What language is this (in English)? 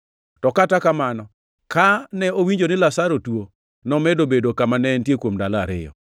Luo (Kenya and Tanzania)